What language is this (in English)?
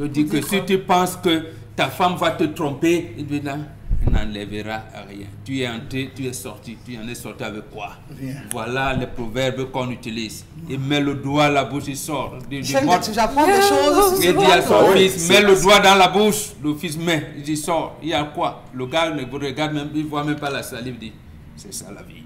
French